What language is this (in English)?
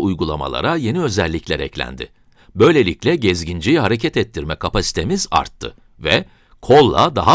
Turkish